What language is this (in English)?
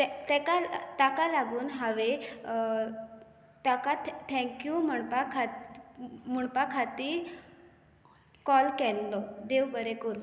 Konkani